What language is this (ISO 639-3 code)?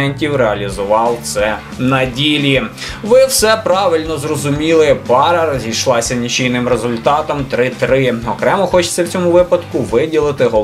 ukr